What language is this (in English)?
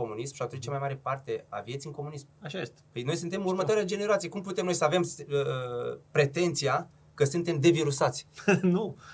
Romanian